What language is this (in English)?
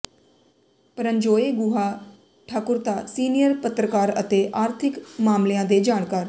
Punjabi